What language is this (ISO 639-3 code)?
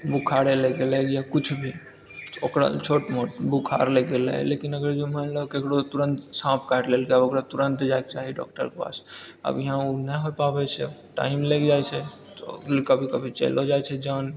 mai